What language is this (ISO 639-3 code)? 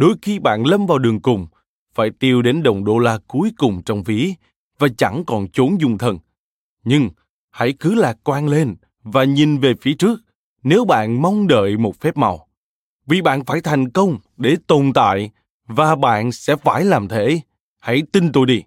vie